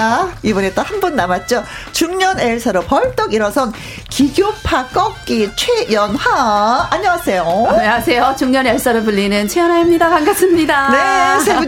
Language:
Korean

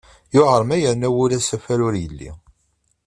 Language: Kabyle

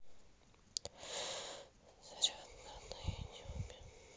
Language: Russian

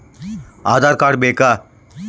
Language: Kannada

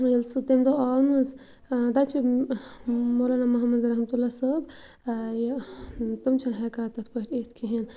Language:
Kashmiri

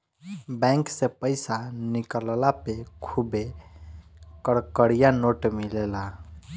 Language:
Bhojpuri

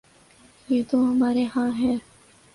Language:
Urdu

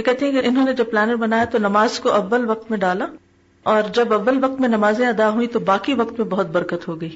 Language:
Urdu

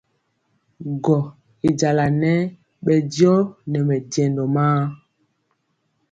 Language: Mpiemo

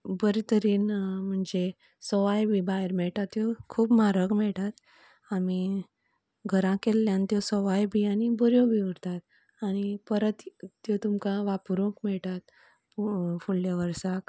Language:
Konkani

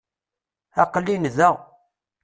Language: Kabyle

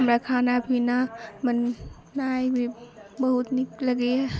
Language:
Maithili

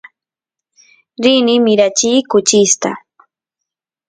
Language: Santiago del Estero Quichua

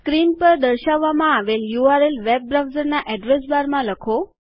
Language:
Gujarati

